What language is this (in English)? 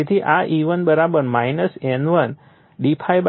Gujarati